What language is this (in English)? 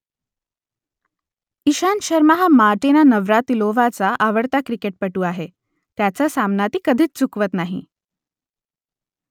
Marathi